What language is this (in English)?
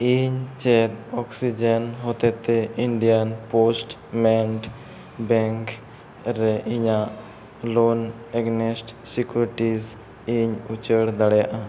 Santali